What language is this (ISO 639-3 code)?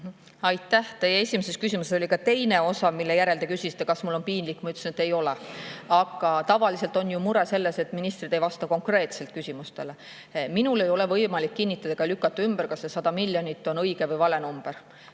est